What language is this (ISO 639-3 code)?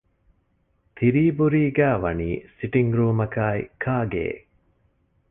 div